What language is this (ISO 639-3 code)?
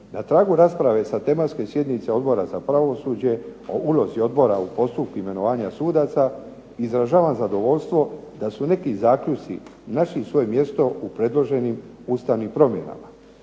hrv